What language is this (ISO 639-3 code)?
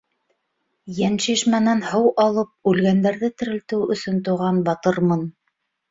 bak